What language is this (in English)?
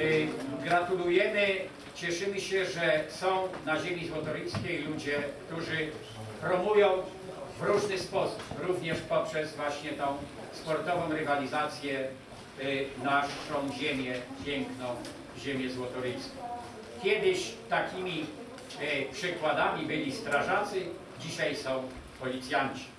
Polish